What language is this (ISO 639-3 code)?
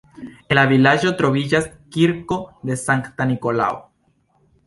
epo